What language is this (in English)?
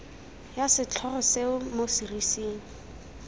Tswana